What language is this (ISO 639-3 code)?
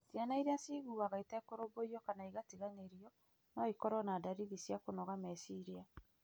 kik